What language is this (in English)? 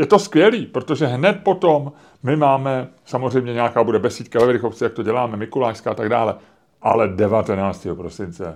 Czech